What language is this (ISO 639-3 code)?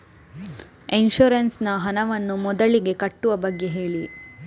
kan